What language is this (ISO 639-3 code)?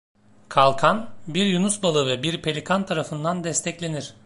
tur